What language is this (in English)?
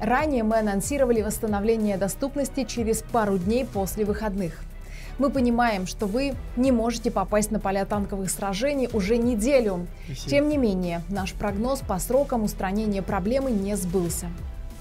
Russian